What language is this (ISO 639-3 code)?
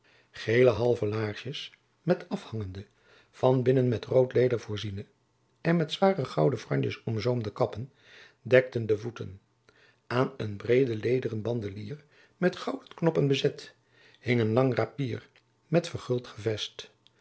nld